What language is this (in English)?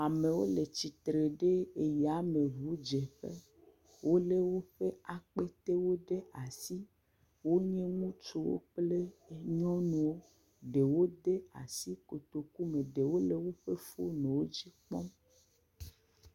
Ewe